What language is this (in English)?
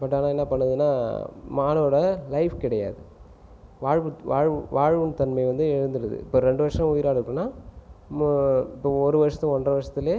Tamil